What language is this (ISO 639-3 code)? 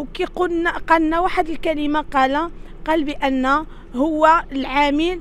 ara